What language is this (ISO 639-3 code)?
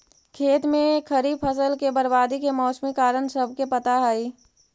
mag